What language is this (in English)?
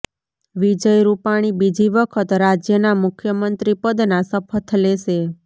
Gujarati